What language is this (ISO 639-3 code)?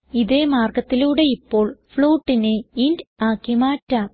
mal